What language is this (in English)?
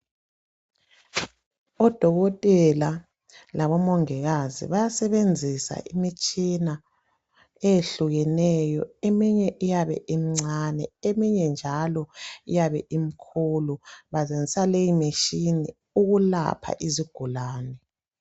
North Ndebele